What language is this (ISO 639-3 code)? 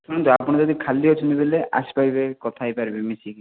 ori